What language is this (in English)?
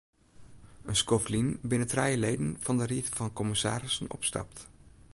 Western Frisian